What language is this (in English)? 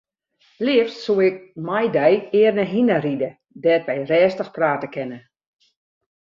Western Frisian